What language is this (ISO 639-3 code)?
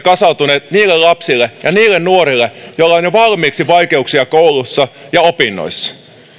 fin